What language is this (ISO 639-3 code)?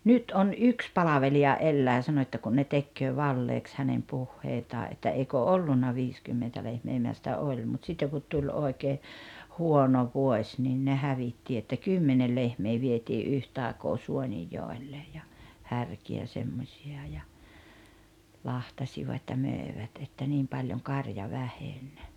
fin